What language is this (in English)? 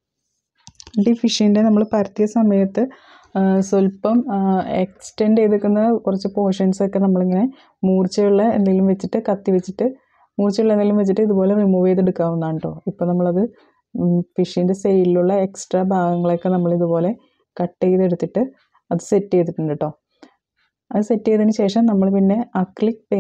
Malayalam